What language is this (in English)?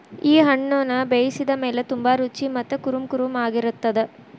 Kannada